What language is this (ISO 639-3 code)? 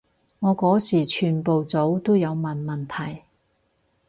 yue